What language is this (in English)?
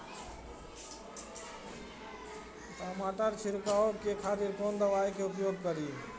Maithili